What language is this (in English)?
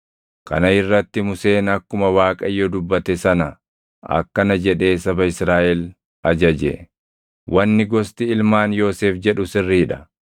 Oromo